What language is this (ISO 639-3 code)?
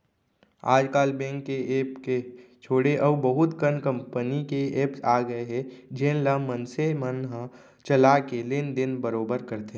hne